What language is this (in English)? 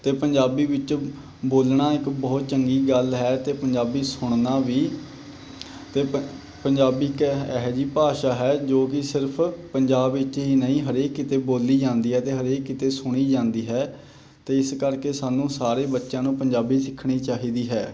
Punjabi